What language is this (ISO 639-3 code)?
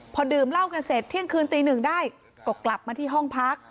tha